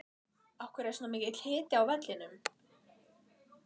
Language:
Icelandic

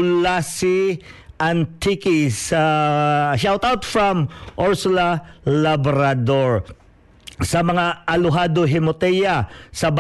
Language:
Filipino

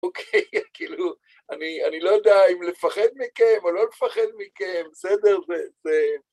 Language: Hebrew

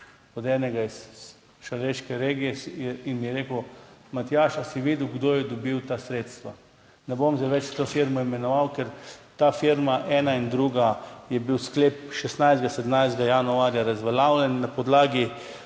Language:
Slovenian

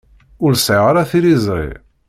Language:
Kabyle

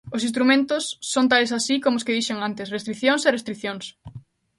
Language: Galician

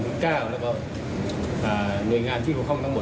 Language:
Thai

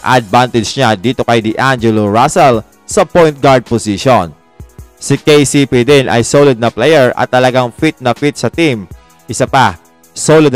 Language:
Filipino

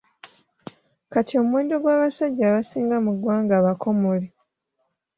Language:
Ganda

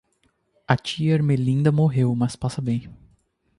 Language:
Portuguese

